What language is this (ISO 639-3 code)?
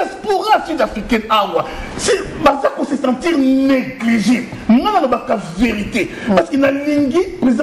fra